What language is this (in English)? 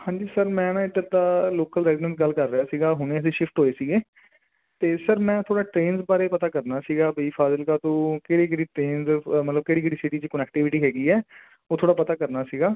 Punjabi